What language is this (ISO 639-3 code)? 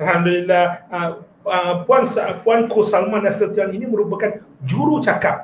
msa